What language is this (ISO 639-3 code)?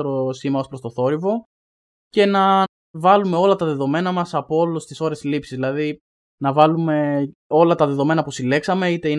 ell